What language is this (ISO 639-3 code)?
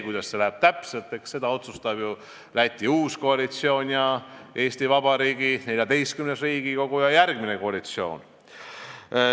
est